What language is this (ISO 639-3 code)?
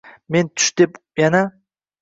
uzb